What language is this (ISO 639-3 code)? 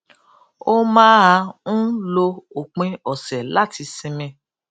yor